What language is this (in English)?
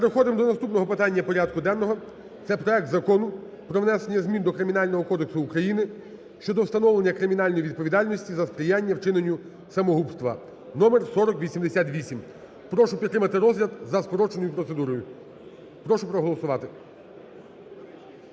Ukrainian